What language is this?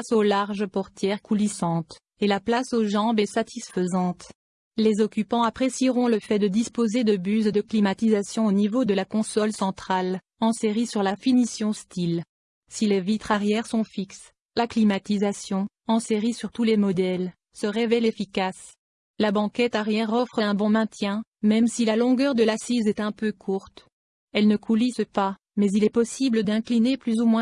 French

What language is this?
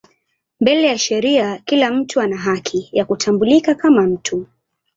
Swahili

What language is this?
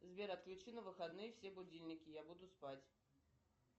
Russian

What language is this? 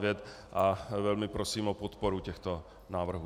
Czech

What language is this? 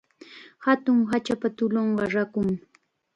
Chiquián Ancash Quechua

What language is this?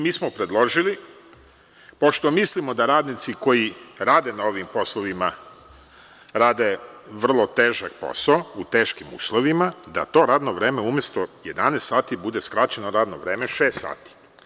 Serbian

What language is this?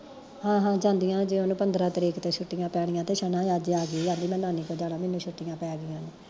Punjabi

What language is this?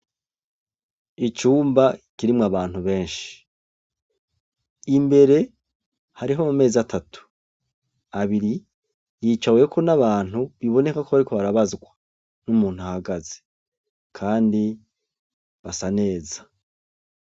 Rundi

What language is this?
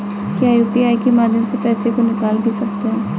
Hindi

